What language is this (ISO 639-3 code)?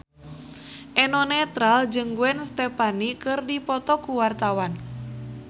sun